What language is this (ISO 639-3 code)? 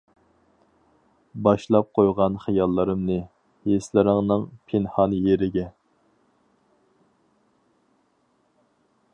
uig